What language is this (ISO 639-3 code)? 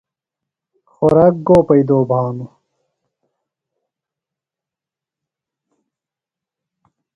phl